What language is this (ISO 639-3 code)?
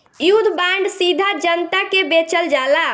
bho